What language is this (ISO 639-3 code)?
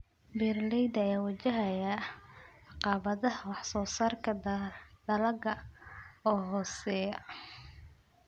som